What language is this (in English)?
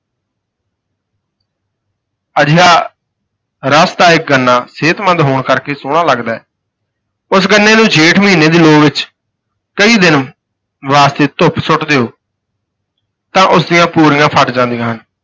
Punjabi